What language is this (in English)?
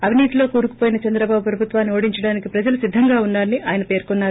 Telugu